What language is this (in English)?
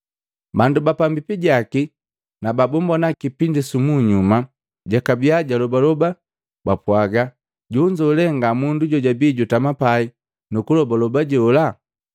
Matengo